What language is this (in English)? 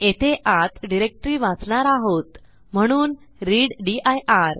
Marathi